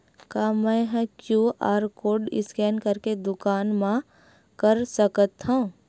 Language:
Chhattisgarhi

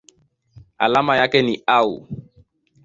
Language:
Swahili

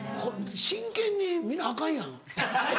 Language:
Japanese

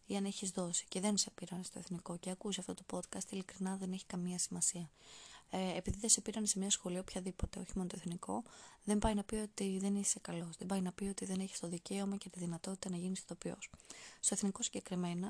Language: Greek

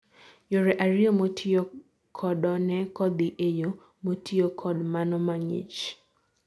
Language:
Luo (Kenya and Tanzania)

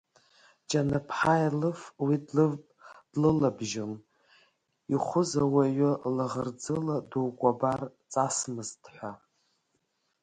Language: Abkhazian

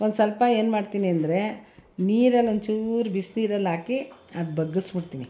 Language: Kannada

